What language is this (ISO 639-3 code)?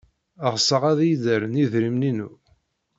kab